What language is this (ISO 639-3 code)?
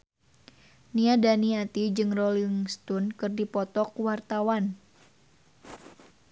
sun